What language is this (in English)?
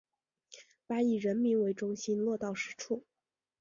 Chinese